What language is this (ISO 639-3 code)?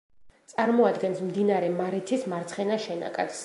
kat